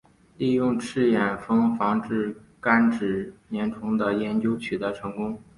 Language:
Chinese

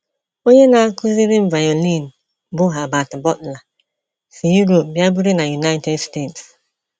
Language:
Igbo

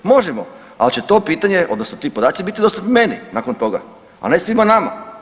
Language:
Croatian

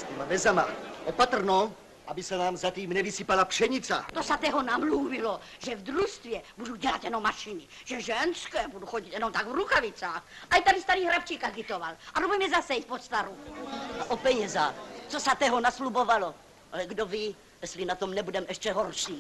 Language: Czech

